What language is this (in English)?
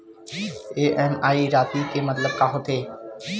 Chhattisgarhi